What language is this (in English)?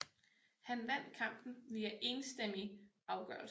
Danish